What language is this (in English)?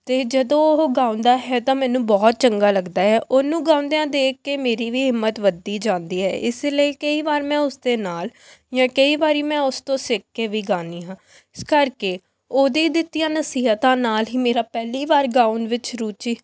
Punjabi